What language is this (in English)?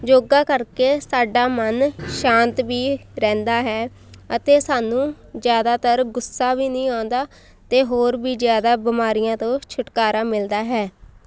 Punjabi